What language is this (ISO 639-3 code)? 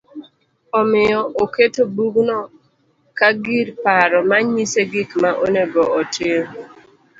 luo